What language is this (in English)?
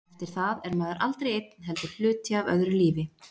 Icelandic